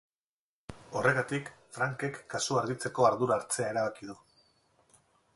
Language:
Basque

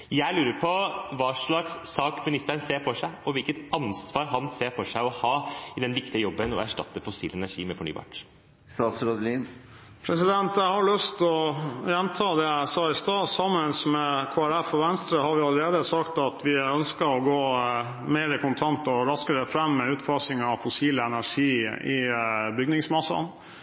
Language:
Norwegian Bokmål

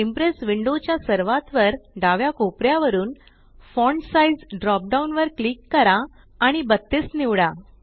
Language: Marathi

